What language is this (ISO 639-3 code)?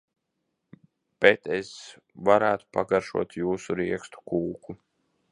lav